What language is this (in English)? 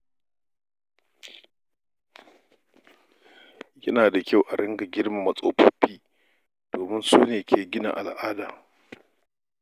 Hausa